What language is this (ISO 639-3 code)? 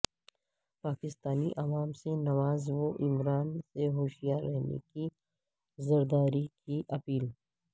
urd